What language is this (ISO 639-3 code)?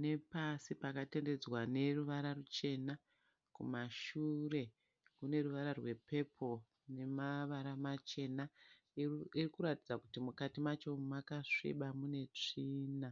sna